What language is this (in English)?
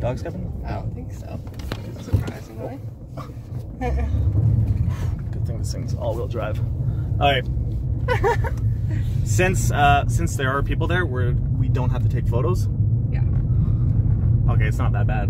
English